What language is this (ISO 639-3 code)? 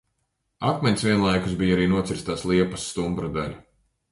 lav